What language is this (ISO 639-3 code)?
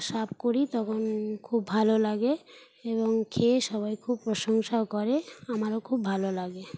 ben